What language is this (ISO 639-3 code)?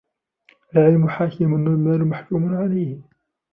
ara